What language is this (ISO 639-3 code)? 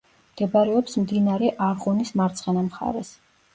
kat